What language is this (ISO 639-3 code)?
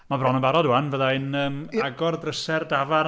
cym